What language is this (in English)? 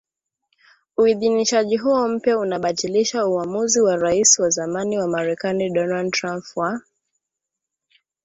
Swahili